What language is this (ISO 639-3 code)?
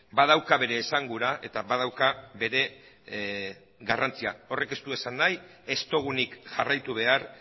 eus